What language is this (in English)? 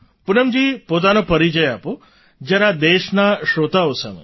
Gujarati